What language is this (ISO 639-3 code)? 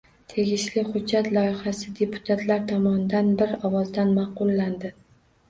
uzb